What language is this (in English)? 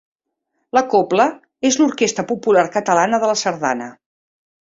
Catalan